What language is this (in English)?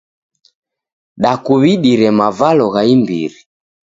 Taita